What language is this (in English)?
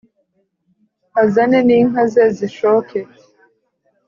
Kinyarwanda